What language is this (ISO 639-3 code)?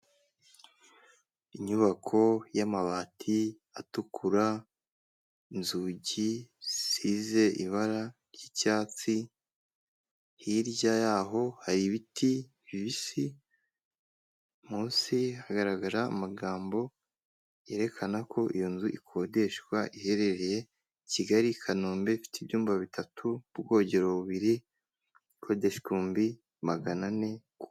kin